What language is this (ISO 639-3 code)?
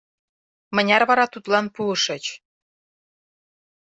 chm